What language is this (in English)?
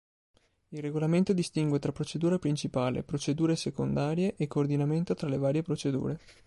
Italian